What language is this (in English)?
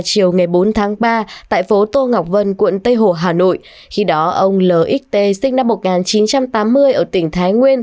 Vietnamese